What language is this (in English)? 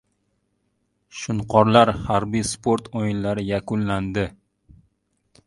Uzbek